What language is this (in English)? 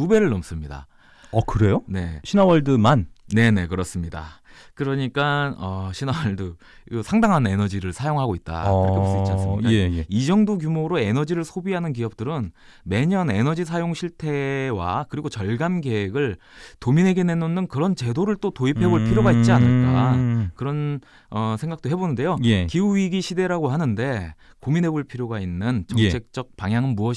Korean